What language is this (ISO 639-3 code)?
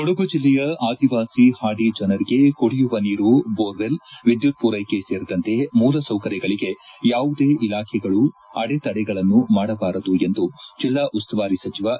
kan